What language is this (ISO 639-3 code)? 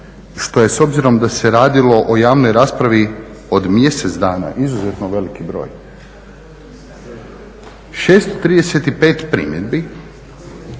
hrv